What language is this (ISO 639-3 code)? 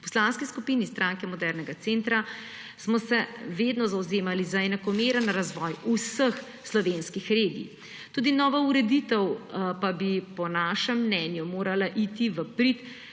slv